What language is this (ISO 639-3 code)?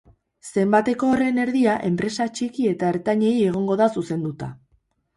eus